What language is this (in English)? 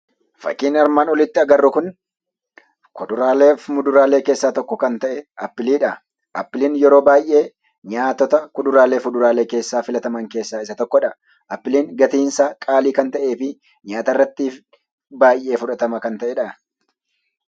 Oromo